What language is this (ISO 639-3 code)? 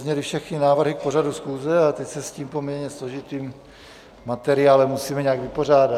ces